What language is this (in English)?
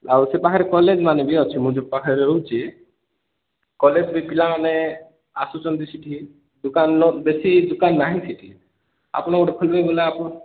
Odia